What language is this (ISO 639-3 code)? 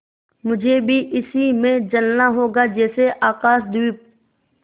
hin